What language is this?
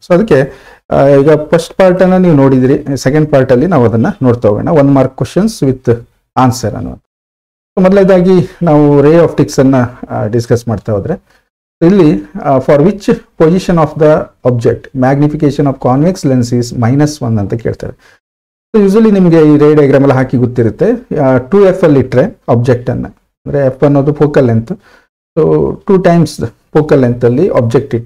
English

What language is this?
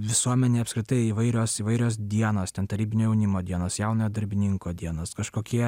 Lithuanian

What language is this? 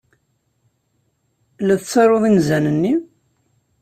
Kabyle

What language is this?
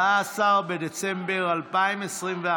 Hebrew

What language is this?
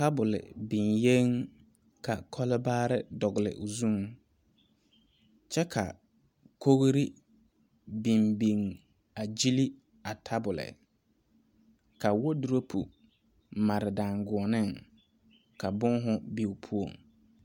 Southern Dagaare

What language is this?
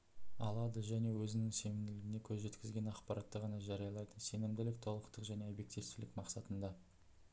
Kazakh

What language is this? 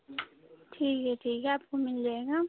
Hindi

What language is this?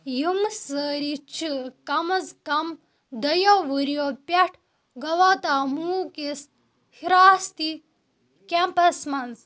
Kashmiri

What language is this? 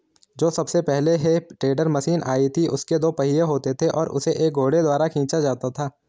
Hindi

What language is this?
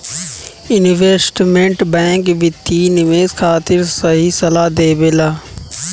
Bhojpuri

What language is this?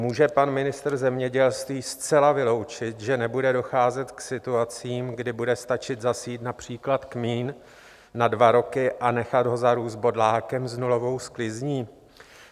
Czech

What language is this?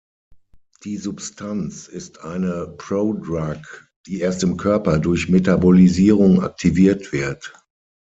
German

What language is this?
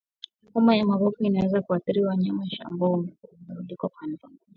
Swahili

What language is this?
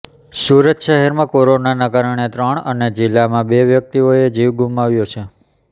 Gujarati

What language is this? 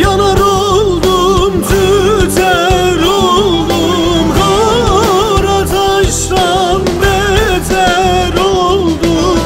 Turkish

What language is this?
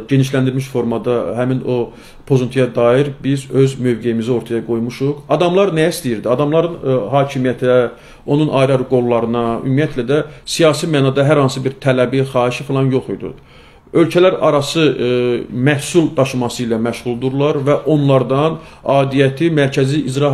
Turkish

